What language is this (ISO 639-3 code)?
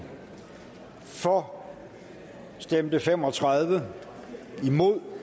dan